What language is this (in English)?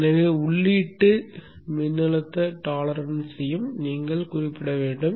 Tamil